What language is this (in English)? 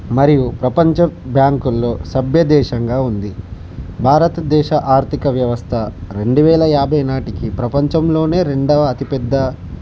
Telugu